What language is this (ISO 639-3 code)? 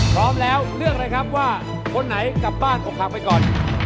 tha